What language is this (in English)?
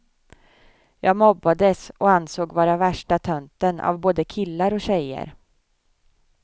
Swedish